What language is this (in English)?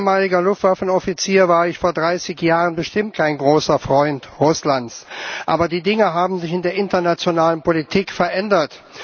German